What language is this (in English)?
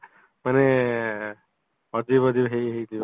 Odia